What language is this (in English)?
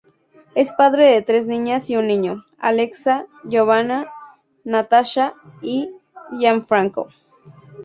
Spanish